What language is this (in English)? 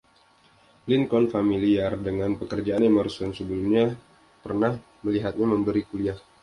Indonesian